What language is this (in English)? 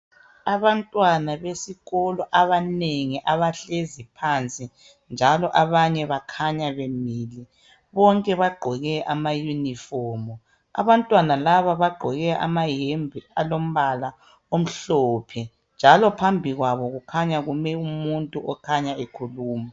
North Ndebele